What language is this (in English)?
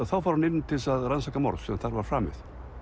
Icelandic